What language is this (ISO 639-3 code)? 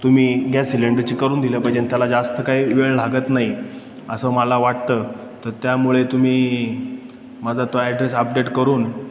mar